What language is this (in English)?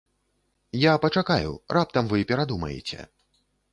Belarusian